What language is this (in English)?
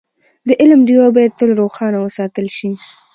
Pashto